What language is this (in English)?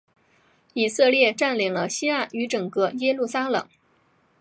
Chinese